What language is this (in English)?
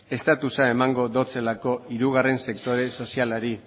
Basque